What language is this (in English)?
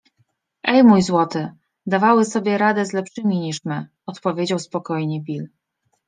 Polish